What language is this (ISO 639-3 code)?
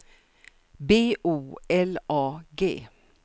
swe